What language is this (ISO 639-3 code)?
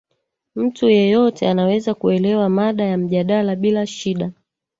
swa